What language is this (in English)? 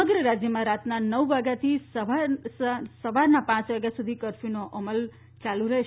Gujarati